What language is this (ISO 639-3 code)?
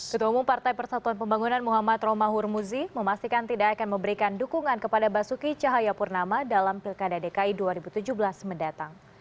ind